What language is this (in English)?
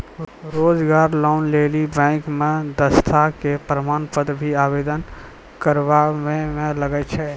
Maithili